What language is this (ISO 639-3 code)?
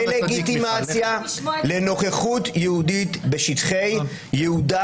heb